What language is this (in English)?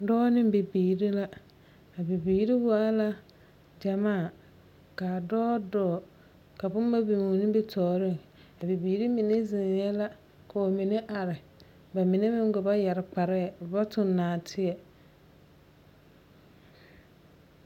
Southern Dagaare